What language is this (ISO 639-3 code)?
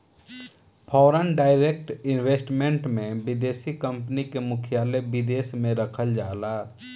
bho